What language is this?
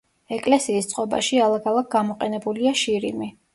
Georgian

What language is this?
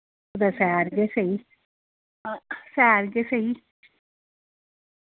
Dogri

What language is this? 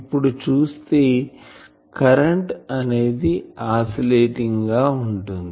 Telugu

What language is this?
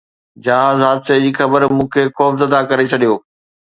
Sindhi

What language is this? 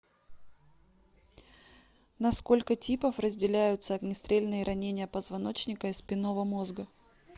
Russian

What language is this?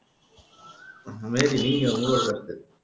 Tamil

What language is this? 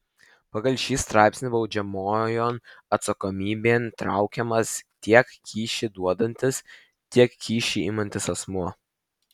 Lithuanian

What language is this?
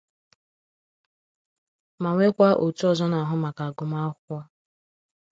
Igbo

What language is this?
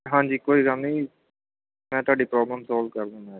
Punjabi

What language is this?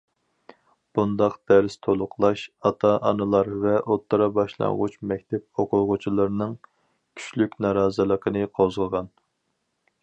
Uyghur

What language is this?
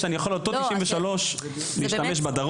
Hebrew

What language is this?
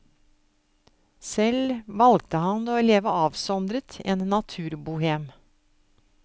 Norwegian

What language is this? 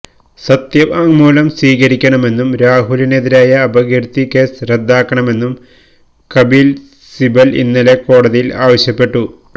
Malayalam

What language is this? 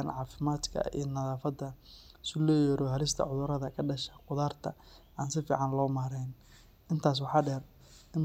Somali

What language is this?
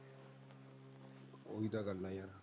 Punjabi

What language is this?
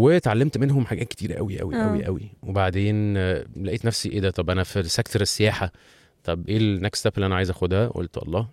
Arabic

